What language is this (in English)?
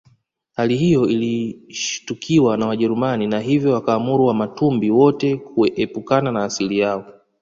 Swahili